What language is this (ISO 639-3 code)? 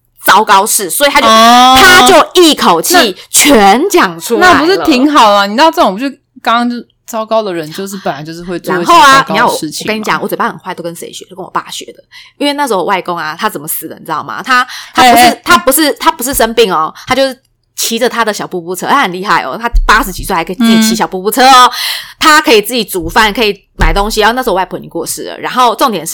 zho